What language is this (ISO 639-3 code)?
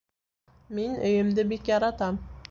bak